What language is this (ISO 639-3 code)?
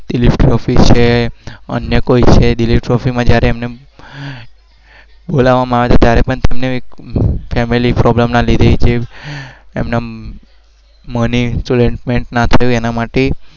guj